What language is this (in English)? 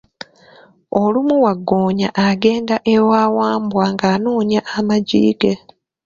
Ganda